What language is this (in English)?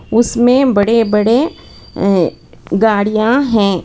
Hindi